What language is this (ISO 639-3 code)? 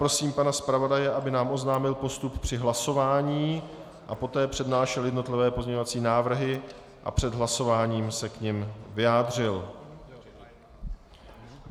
ces